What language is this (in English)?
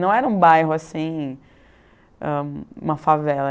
Portuguese